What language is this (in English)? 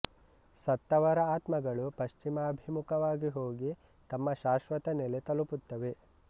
Kannada